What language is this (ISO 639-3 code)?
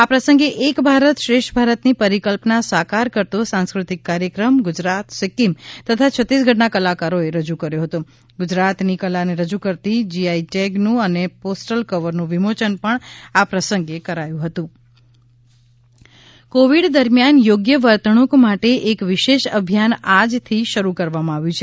guj